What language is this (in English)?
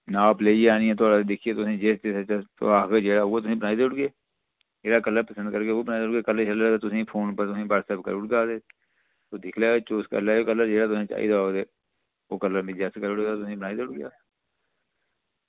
Dogri